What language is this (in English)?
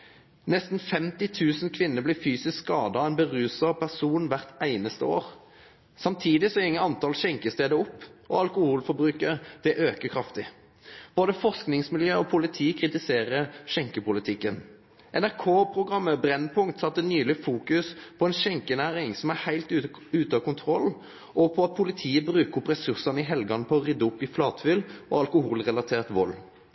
Norwegian Bokmål